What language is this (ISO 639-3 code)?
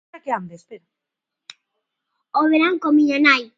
glg